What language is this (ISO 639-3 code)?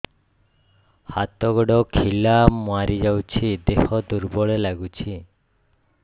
ori